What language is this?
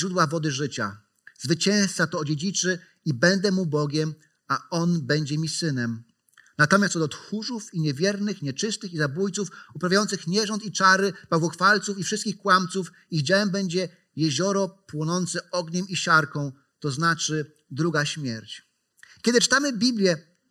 Polish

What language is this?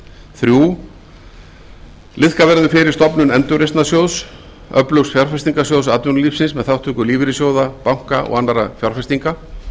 Icelandic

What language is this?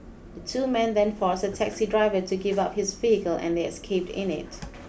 English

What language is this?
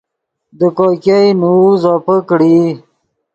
Yidgha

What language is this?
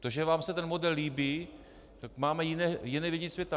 Czech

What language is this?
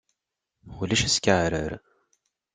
Kabyle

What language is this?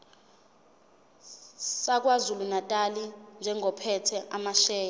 Zulu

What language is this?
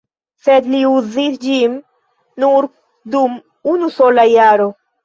Esperanto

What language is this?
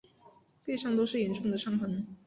Chinese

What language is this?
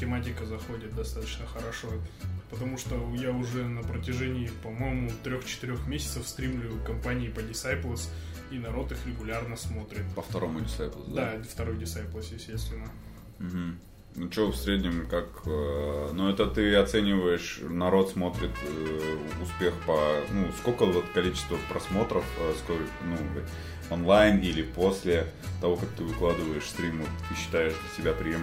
Russian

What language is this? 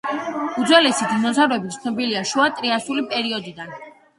Georgian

